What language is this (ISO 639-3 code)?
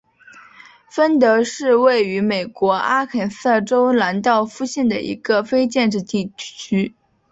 zho